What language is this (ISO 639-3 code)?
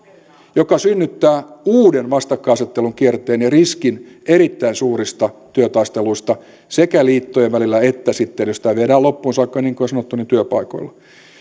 fin